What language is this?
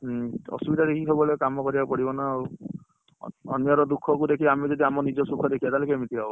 Odia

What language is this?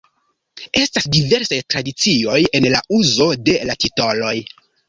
Esperanto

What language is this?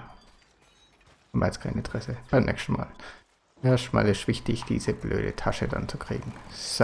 German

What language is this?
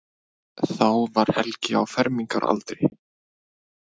Icelandic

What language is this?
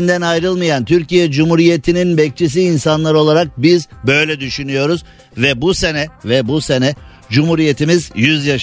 Turkish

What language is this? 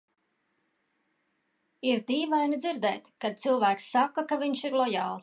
Latvian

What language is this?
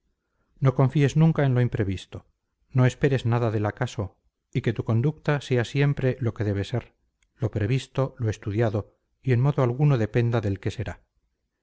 Spanish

